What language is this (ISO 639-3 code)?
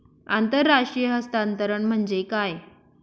mar